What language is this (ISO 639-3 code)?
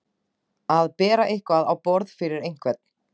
isl